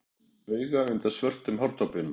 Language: Icelandic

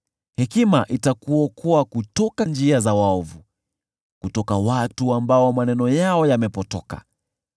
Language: Swahili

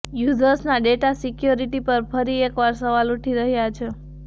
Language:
Gujarati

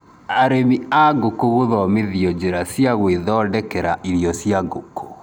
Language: Kikuyu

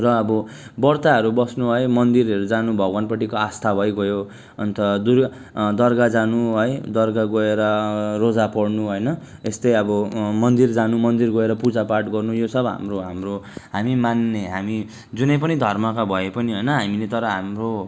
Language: Nepali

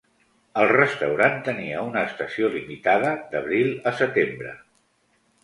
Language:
Catalan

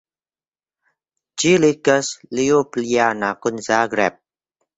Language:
Esperanto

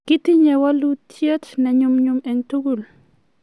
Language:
Kalenjin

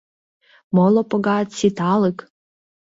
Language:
Mari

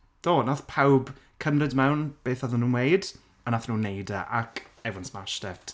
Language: Welsh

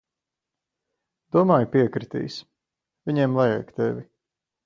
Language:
Latvian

